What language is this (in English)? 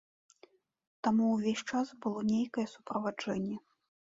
Belarusian